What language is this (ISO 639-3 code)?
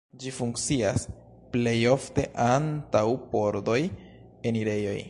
epo